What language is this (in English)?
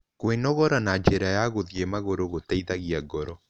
Kikuyu